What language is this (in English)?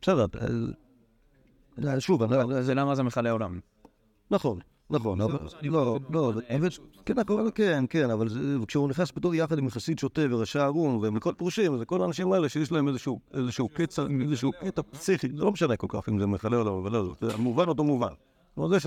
Hebrew